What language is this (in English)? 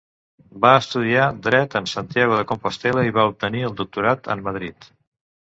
Catalan